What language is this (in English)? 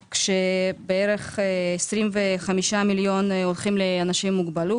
Hebrew